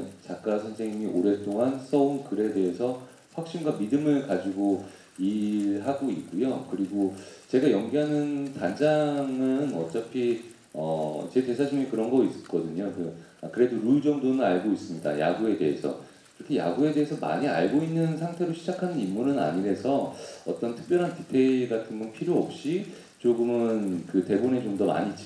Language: Korean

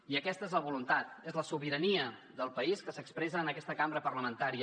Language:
Catalan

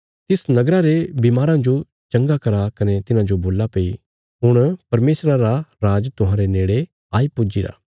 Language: Bilaspuri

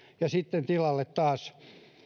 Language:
Finnish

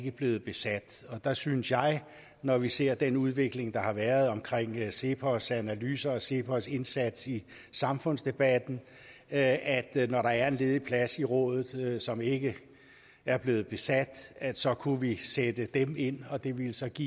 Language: Danish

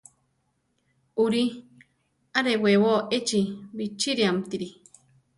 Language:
Central Tarahumara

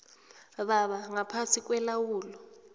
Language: South Ndebele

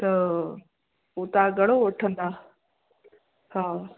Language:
Sindhi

